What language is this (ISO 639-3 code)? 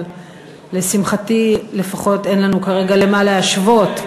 heb